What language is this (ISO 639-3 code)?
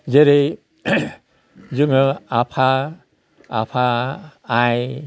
brx